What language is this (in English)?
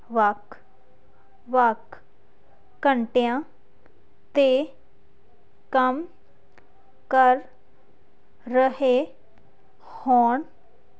Punjabi